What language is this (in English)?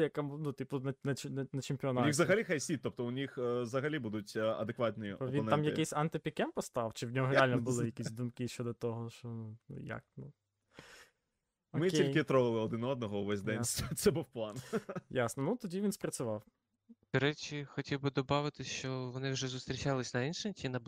Ukrainian